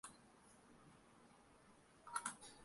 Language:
Spanish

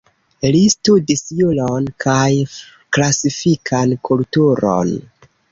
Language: Esperanto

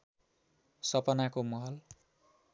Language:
Nepali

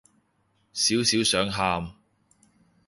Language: Cantonese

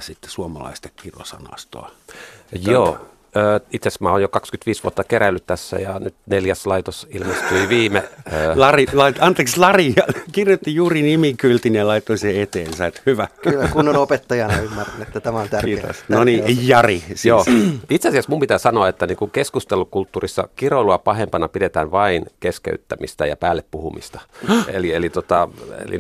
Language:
Finnish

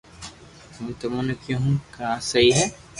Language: Loarki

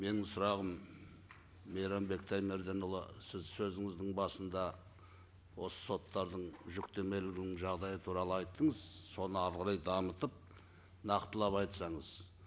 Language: Kazakh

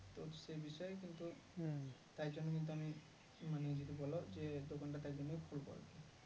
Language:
Bangla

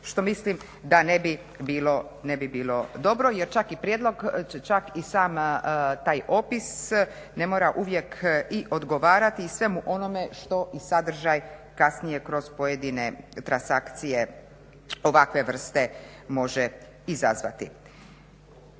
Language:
Croatian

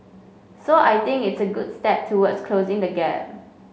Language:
English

